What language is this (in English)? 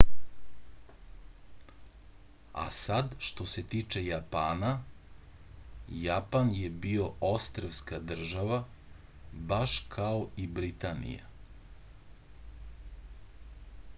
Serbian